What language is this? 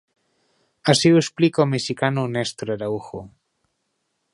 Galician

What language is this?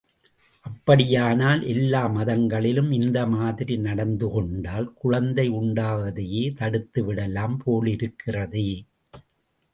Tamil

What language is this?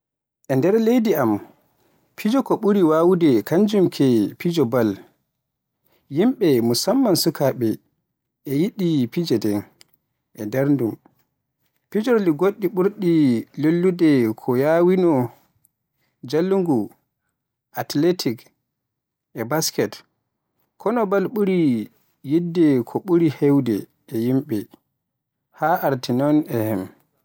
Borgu Fulfulde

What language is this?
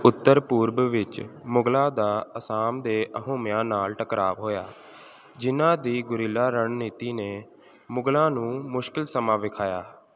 Punjabi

